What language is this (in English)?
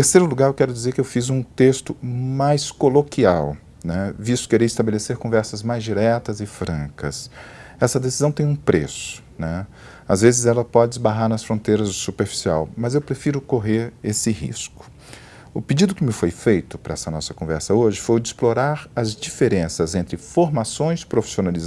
Portuguese